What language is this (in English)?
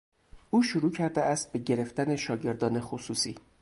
Persian